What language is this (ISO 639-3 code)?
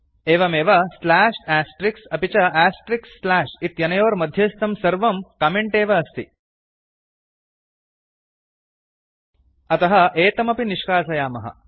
san